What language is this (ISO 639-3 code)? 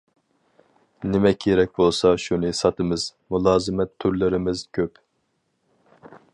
uig